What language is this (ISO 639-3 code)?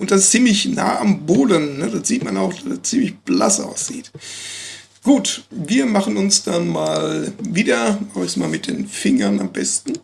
deu